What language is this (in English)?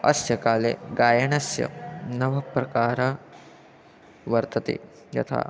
Sanskrit